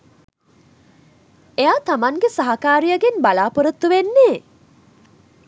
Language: Sinhala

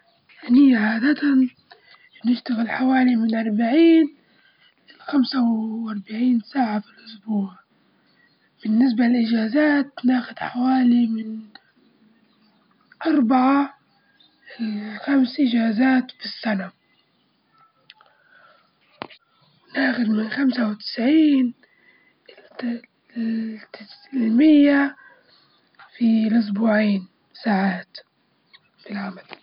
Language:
Libyan Arabic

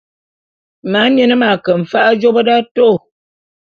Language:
Bulu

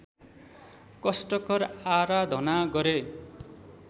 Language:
Nepali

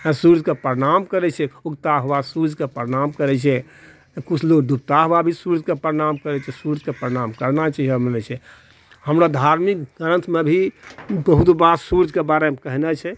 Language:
Maithili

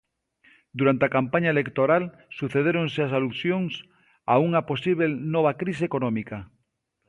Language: Galician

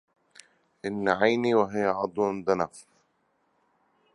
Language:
Arabic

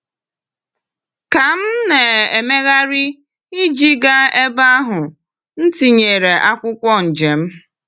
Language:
Igbo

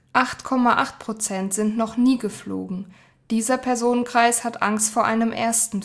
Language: German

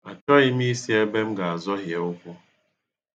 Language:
Igbo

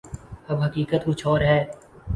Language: Urdu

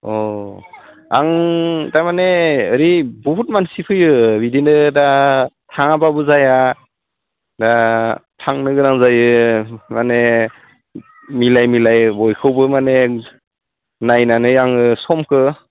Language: Bodo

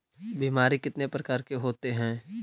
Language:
Magahi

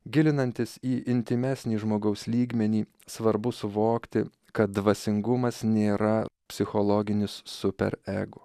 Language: Lithuanian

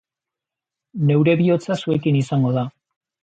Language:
Basque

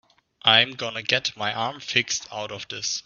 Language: English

